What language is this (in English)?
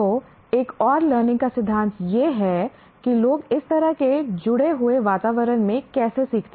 Hindi